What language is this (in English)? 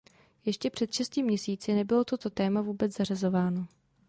Czech